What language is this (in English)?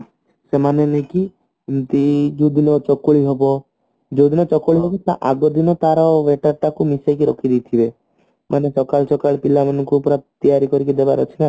Odia